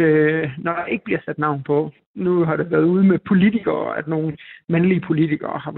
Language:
Danish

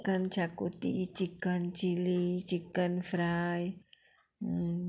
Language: Konkani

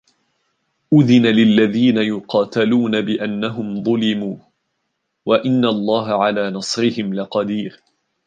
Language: Arabic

